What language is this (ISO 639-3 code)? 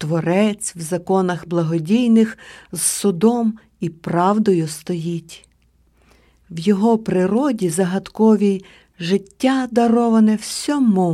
ukr